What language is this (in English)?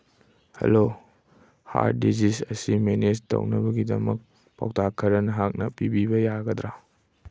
Manipuri